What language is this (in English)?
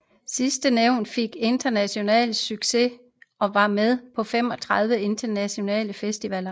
Danish